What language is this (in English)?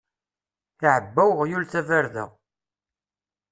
Kabyle